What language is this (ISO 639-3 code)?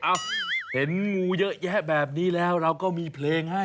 tha